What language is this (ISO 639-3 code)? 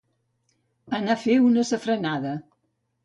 cat